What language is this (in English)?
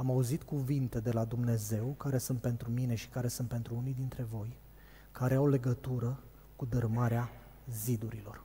Romanian